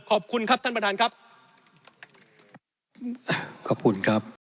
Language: Thai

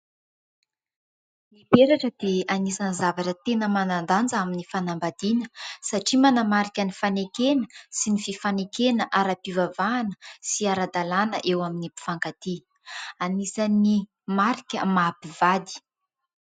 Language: Malagasy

